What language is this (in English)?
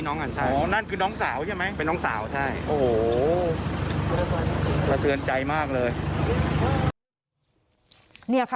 Thai